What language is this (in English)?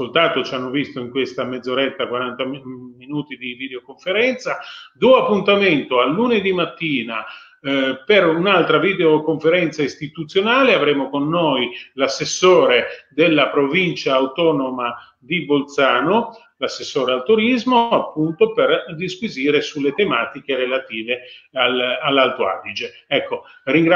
Italian